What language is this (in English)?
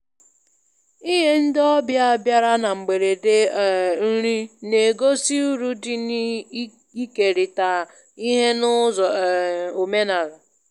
Igbo